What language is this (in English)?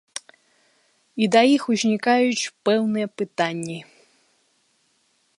Belarusian